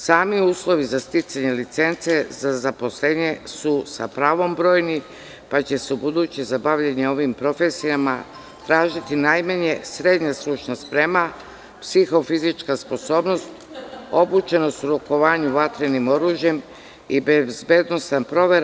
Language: Serbian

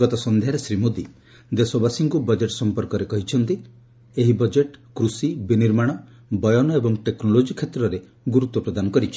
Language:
Odia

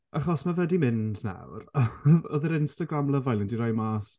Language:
Welsh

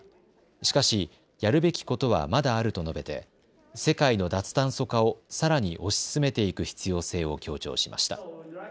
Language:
Japanese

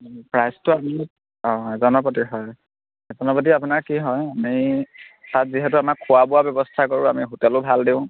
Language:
Assamese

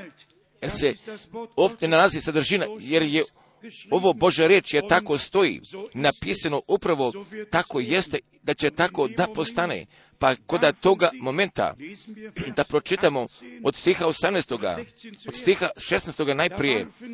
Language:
Croatian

